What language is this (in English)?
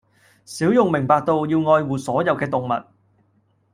Cantonese